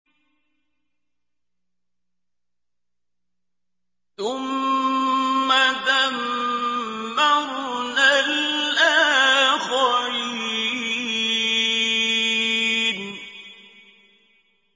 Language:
Arabic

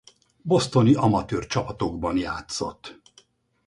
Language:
Hungarian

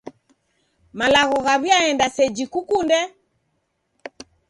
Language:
Taita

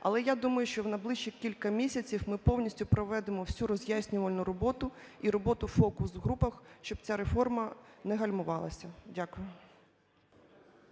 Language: Ukrainian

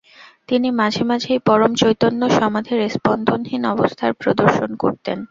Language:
Bangla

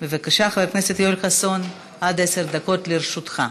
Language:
Hebrew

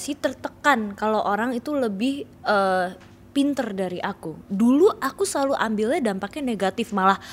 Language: Indonesian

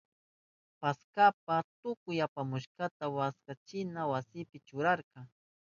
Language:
Southern Pastaza Quechua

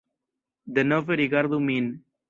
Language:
Esperanto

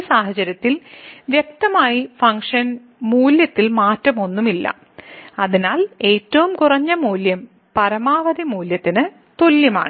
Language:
Malayalam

